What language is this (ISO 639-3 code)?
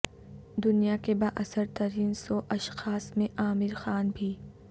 urd